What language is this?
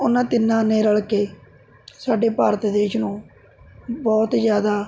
Punjabi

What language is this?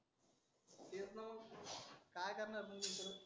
Marathi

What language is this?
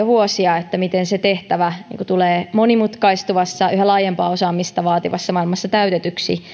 Finnish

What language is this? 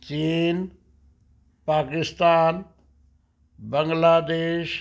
Punjabi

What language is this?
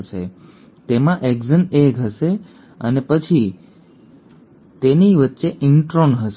Gujarati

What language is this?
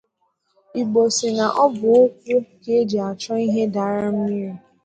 Igbo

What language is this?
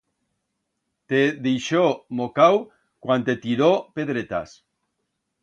Aragonese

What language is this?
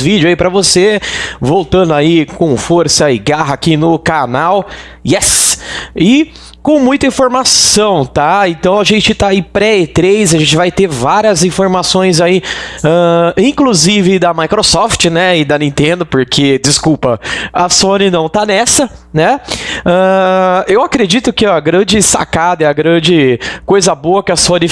Portuguese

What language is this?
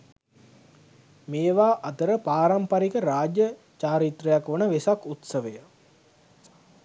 Sinhala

